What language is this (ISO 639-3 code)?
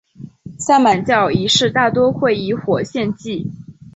zho